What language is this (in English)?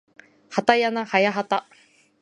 Japanese